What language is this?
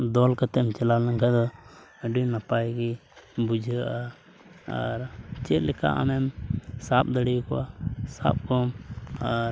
Santali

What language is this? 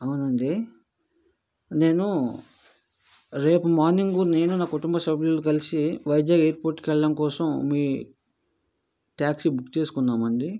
Telugu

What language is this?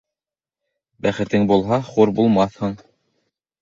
Bashkir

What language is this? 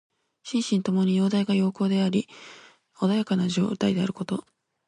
Japanese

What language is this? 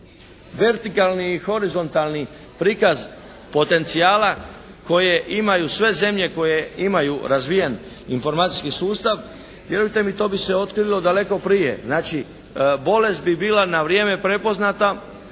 Croatian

